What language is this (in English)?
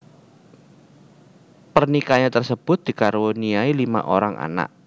Javanese